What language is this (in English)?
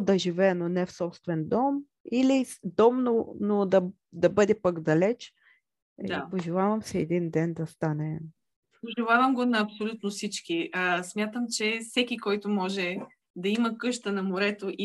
Bulgarian